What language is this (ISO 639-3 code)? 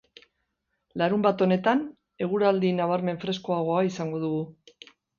eus